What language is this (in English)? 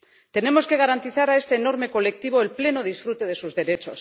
Spanish